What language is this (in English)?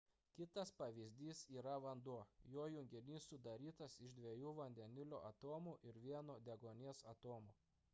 Lithuanian